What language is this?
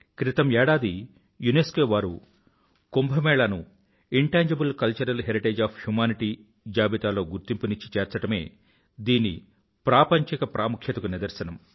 Telugu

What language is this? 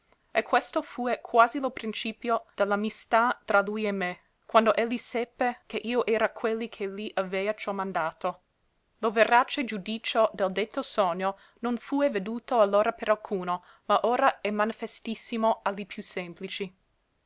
Italian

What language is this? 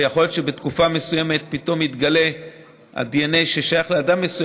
Hebrew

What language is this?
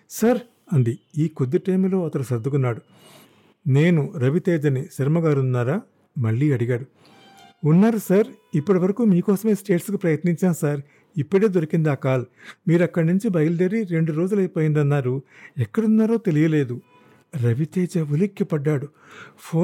Telugu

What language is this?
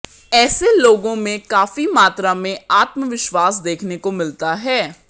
Hindi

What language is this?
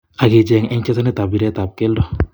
Kalenjin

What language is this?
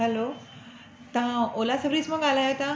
Sindhi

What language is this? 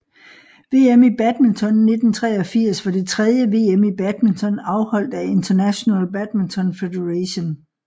Danish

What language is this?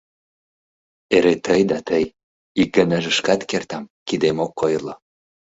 Mari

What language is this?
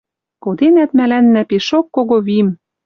Western Mari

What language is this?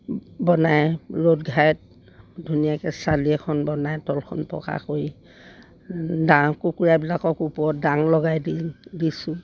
Assamese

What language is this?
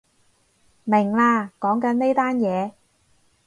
Cantonese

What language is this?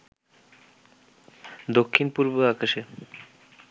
Bangla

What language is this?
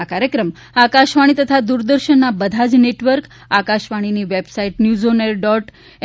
Gujarati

